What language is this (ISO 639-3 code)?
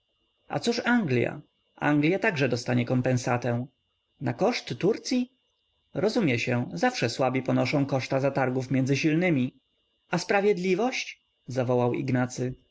pol